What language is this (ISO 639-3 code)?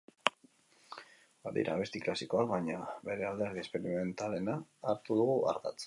eus